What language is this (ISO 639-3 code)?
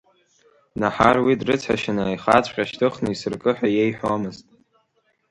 abk